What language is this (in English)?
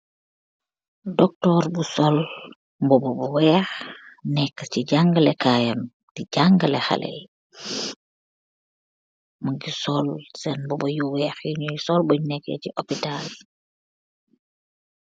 Wolof